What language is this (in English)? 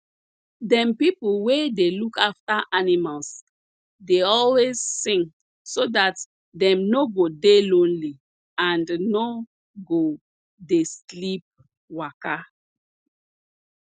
Nigerian Pidgin